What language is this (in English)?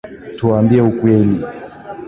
Swahili